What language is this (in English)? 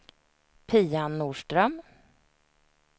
Swedish